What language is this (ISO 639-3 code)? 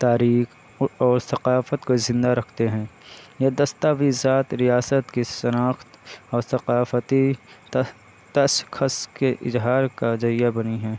urd